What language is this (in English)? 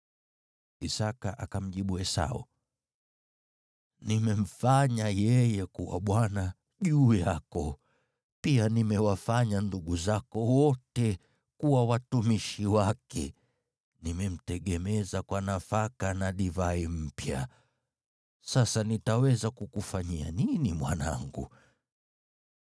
Swahili